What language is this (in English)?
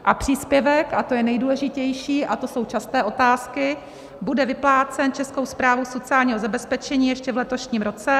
Czech